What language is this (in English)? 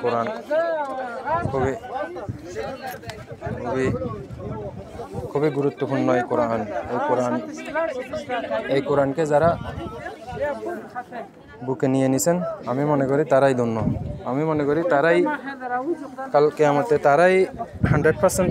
Arabic